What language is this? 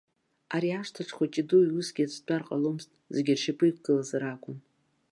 Abkhazian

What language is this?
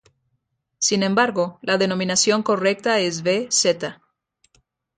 Spanish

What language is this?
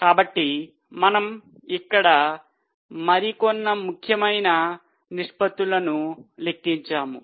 Telugu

